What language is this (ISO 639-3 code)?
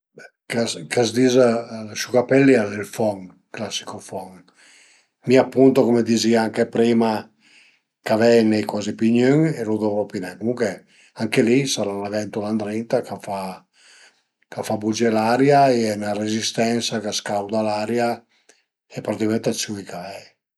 pms